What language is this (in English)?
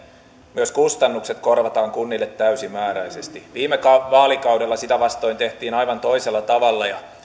Finnish